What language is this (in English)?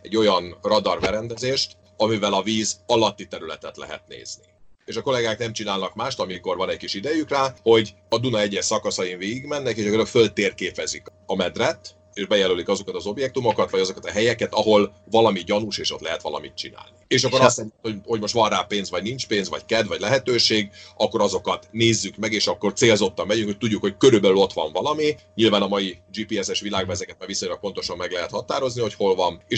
Hungarian